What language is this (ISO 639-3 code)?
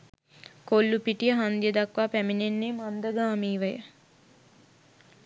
sin